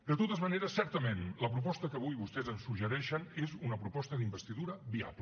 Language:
Catalan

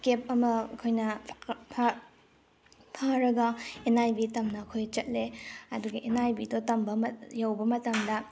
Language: Manipuri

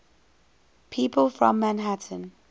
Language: English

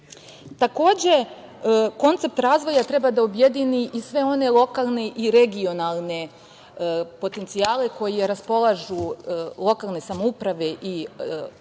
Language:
Serbian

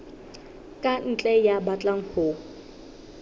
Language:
Southern Sotho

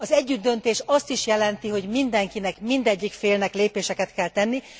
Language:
Hungarian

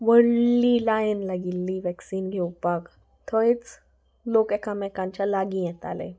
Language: Konkani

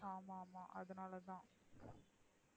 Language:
Tamil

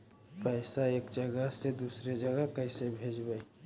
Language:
Magahi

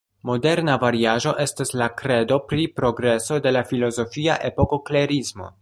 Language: Esperanto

